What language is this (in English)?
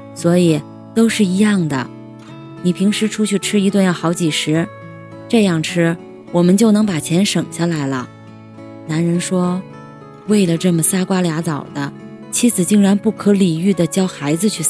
Chinese